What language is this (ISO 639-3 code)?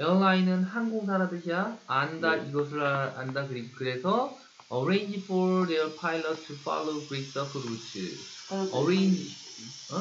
kor